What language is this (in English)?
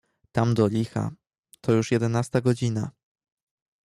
Polish